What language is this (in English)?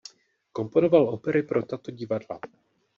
Czech